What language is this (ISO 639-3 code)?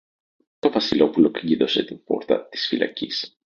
ell